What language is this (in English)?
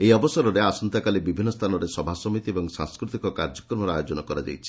Odia